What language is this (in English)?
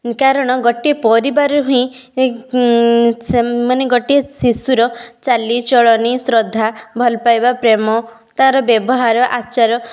Odia